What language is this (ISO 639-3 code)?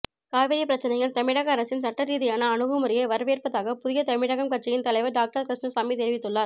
tam